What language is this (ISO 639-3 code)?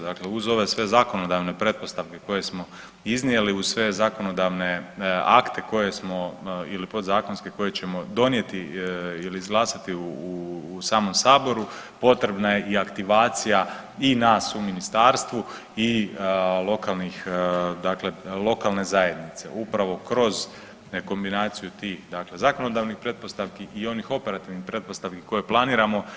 hrv